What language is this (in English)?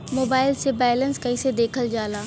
Bhojpuri